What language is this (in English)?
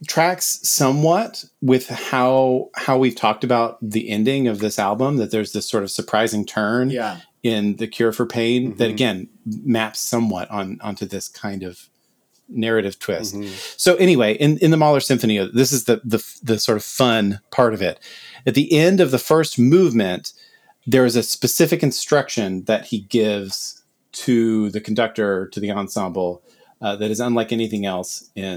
English